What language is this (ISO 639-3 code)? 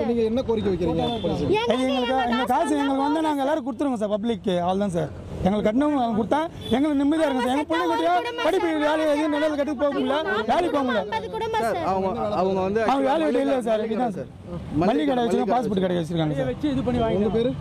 tam